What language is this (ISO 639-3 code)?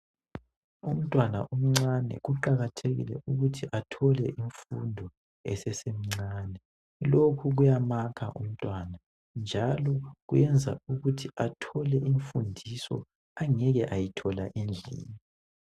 nde